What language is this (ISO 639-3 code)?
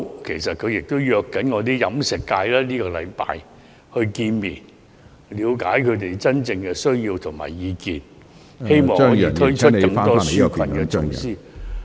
yue